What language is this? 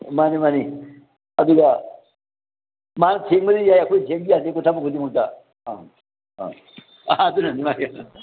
Manipuri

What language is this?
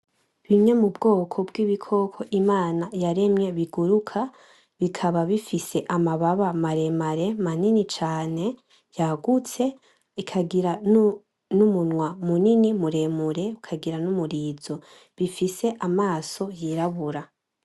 Rundi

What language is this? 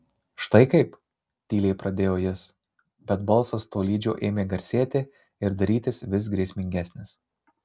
Lithuanian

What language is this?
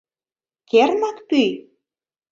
Mari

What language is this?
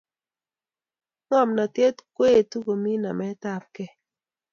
Kalenjin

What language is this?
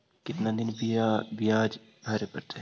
Magahi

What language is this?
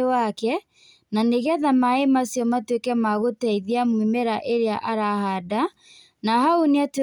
Kikuyu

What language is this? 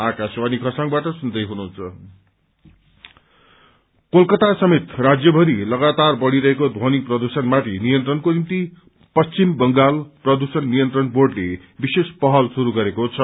Nepali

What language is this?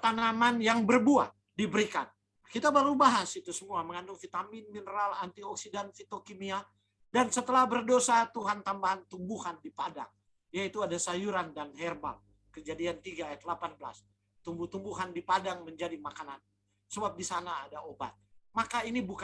Indonesian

